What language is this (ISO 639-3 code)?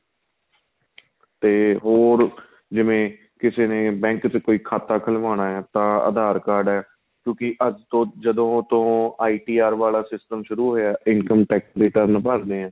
pan